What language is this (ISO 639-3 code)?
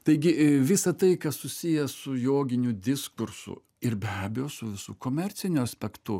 lit